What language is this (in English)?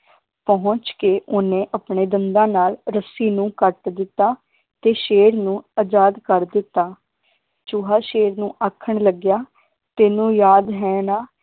Punjabi